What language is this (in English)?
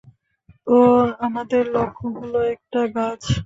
Bangla